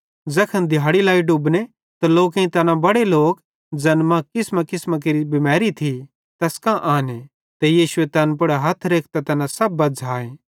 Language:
Bhadrawahi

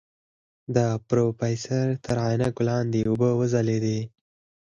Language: Pashto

